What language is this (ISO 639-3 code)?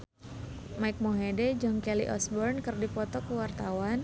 sun